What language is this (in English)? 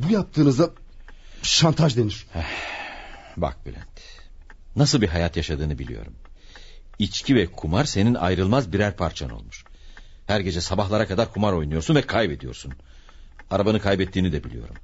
Turkish